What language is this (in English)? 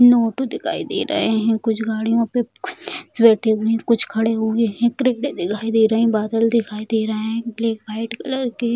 Hindi